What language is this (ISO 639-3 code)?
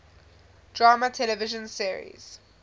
eng